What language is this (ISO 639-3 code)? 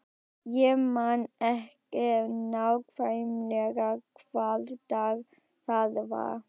isl